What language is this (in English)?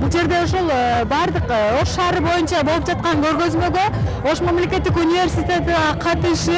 Turkish